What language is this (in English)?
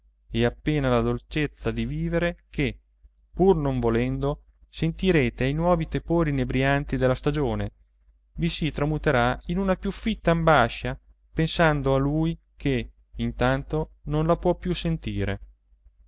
Italian